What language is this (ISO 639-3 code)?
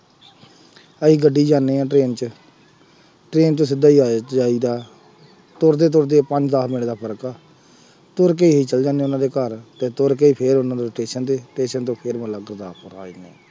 pan